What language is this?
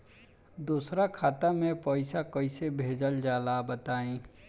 Bhojpuri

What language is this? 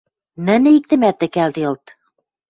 Western Mari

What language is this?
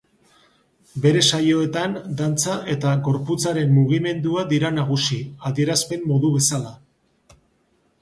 Basque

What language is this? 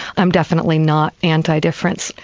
English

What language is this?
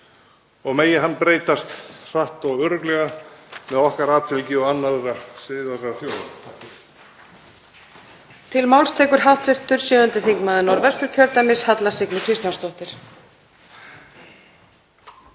Icelandic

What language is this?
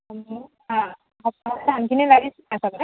Assamese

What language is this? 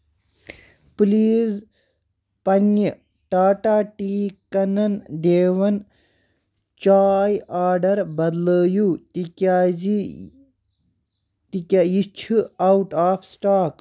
Kashmiri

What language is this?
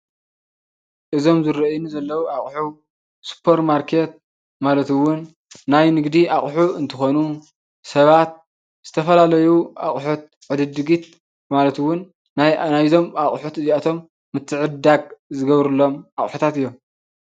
Tigrinya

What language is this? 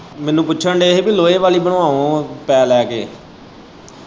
Punjabi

